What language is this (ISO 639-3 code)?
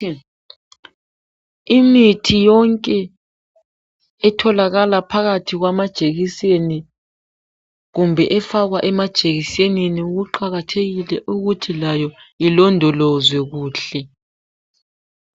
nde